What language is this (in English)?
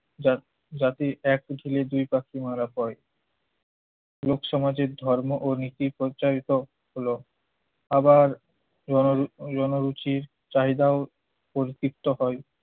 Bangla